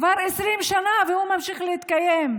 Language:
Hebrew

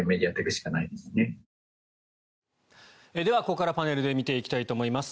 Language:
Japanese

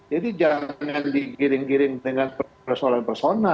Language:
Indonesian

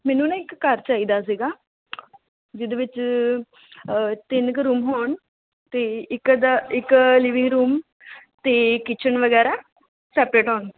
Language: Punjabi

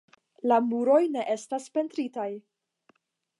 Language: Esperanto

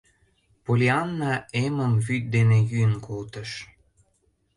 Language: Mari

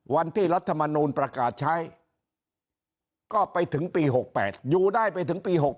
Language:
Thai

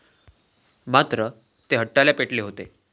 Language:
Marathi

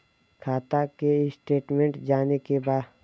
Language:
Bhojpuri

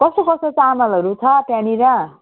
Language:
Nepali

